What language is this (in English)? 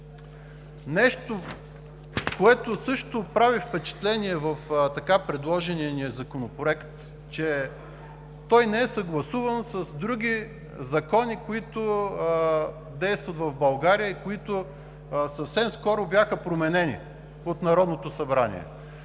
Bulgarian